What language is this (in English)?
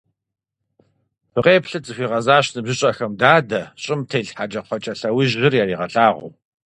Kabardian